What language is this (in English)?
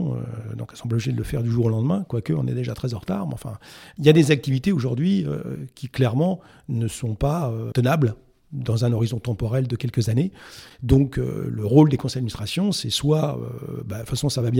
French